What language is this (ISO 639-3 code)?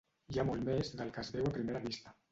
cat